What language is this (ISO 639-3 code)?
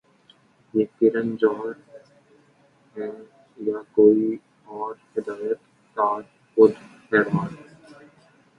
urd